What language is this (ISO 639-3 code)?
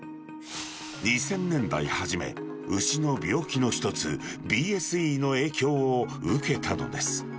jpn